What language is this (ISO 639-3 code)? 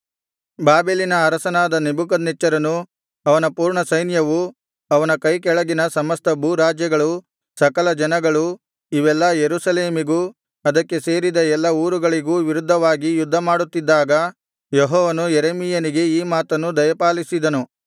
kan